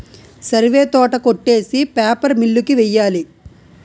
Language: Telugu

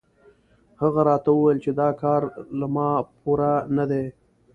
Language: Pashto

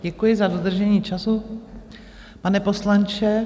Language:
Czech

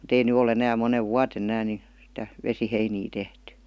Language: Finnish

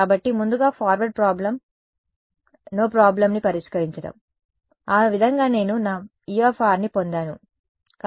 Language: Telugu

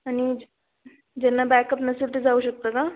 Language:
Marathi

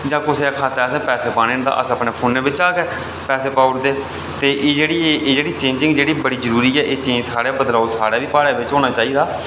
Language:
Dogri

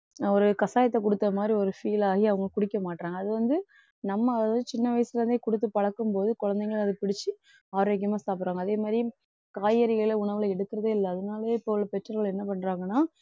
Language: Tamil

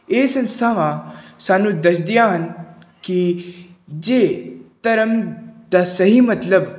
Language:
Punjabi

